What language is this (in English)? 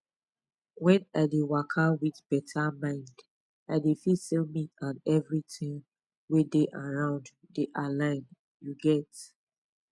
Nigerian Pidgin